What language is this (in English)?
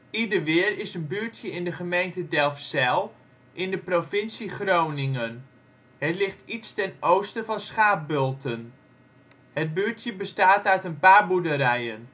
Dutch